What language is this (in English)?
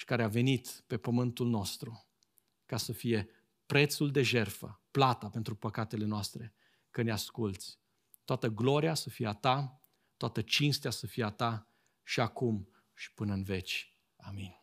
Romanian